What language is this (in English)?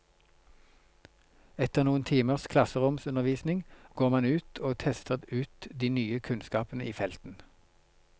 Norwegian